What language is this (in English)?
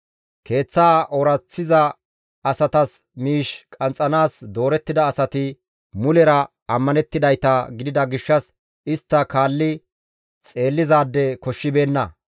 Gamo